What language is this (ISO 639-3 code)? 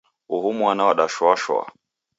dav